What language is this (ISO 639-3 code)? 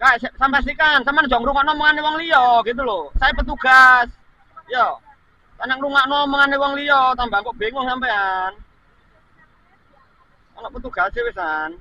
ind